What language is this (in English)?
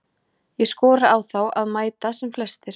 Icelandic